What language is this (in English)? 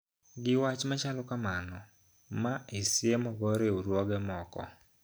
Luo (Kenya and Tanzania)